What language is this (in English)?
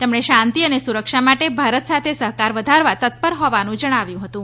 Gujarati